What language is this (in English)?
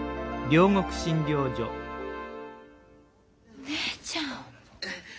Japanese